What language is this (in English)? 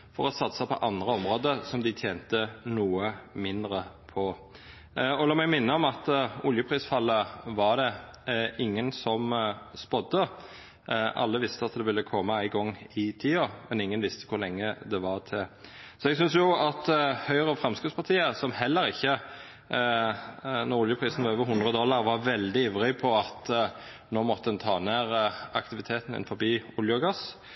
Norwegian Nynorsk